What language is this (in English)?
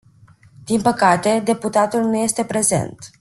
Romanian